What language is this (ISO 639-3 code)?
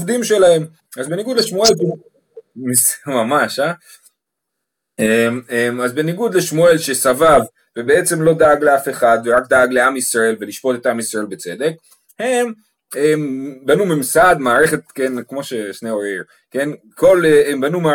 heb